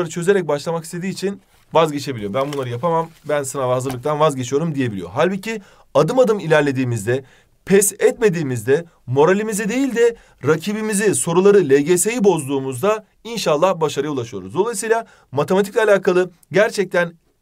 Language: Turkish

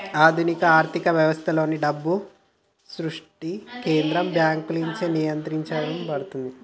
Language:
Telugu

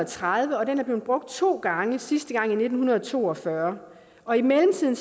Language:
Danish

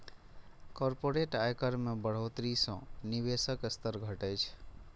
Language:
Maithili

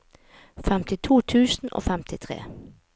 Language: Norwegian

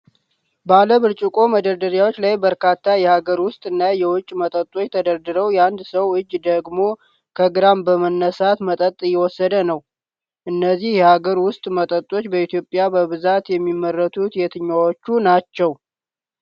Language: Amharic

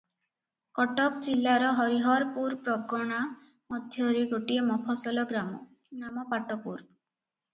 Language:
Odia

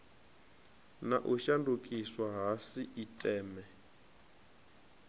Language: Venda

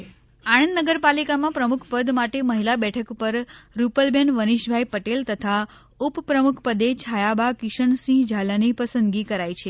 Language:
Gujarati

